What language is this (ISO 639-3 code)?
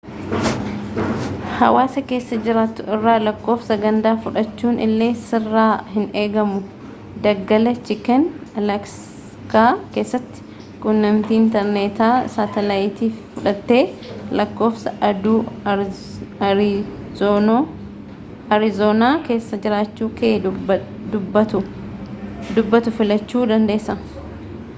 orm